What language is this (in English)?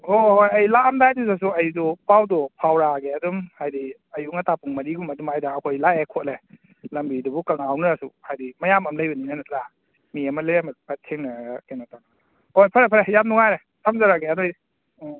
Manipuri